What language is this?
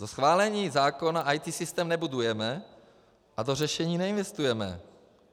Czech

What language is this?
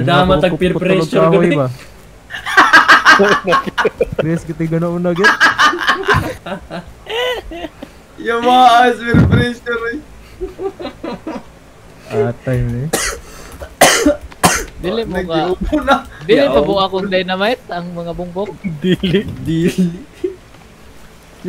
Indonesian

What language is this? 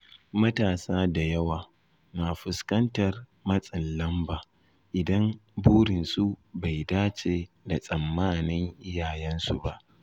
Hausa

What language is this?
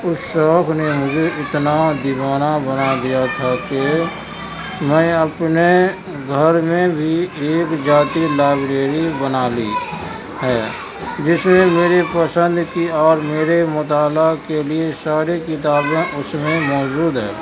Urdu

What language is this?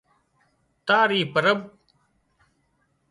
Wadiyara Koli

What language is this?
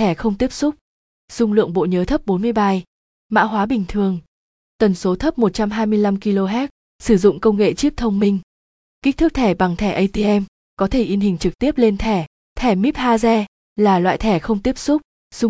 Vietnamese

